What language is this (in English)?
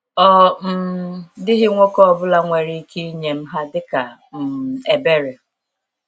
Igbo